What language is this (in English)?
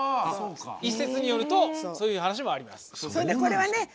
Japanese